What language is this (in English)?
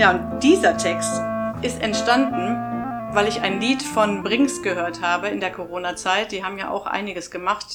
German